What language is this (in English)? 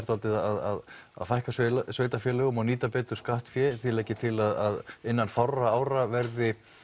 Icelandic